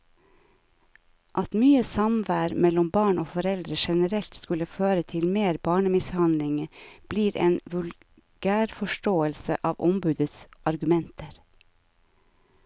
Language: Norwegian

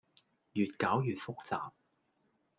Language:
Cantonese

